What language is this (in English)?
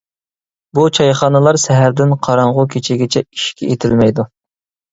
Uyghur